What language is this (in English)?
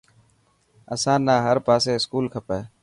Dhatki